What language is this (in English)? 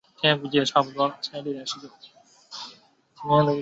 Chinese